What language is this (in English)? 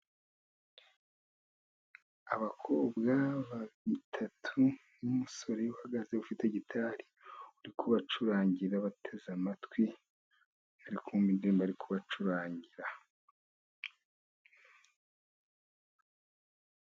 Kinyarwanda